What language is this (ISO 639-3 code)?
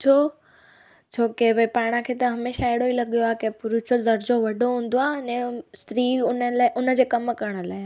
snd